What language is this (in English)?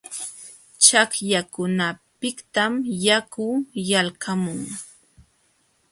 Jauja Wanca Quechua